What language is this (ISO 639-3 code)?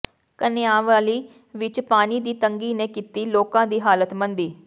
pan